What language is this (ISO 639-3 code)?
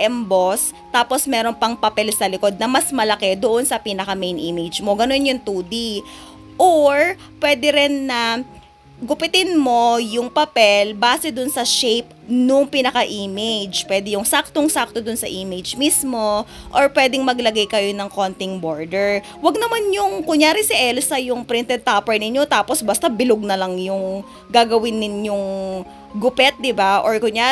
fil